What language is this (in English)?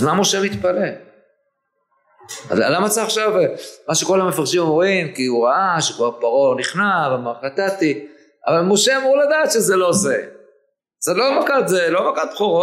Hebrew